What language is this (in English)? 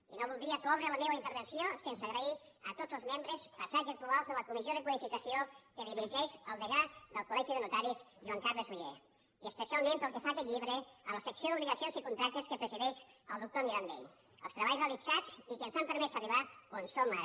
Catalan